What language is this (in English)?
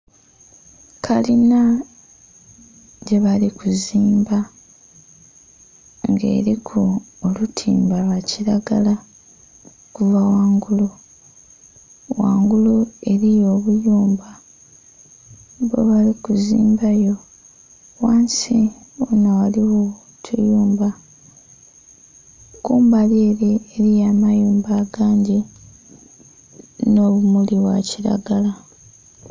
Soga